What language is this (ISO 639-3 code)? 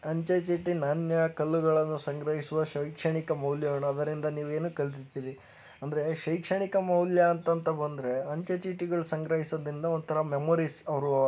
kan